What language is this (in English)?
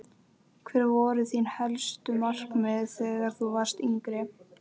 Icelandic